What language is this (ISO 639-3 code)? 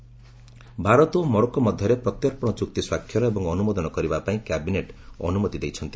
ori